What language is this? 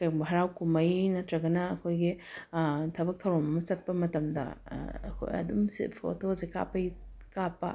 Manipuri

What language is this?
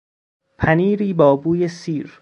Persian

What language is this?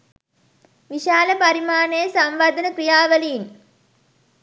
Sinhala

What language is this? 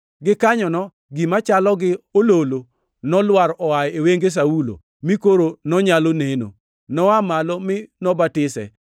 Luo (Kenya and Tanzania)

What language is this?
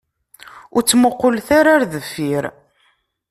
Kabyle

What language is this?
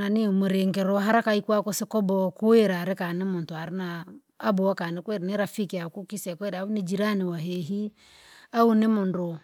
Langi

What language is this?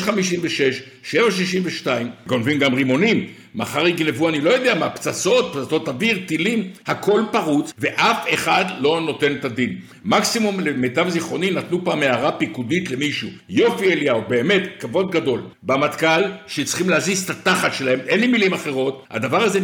Hebrew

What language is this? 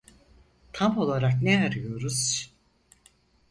Turkish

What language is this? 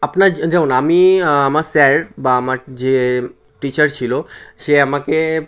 Bangla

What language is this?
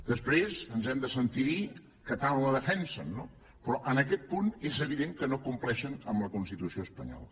Catalan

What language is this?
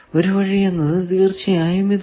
Malayalam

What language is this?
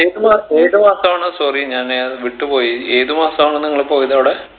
Malayalam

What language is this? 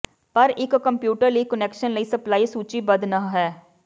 Punjabi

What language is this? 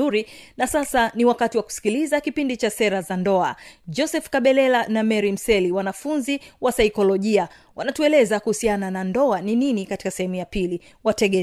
Swahili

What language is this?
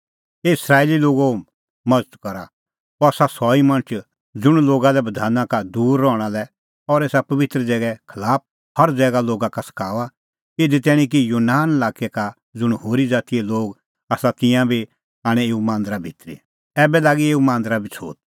Kullu Pahari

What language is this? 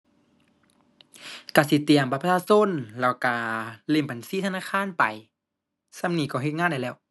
Thai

